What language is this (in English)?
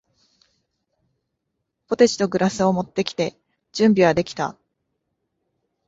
Japanese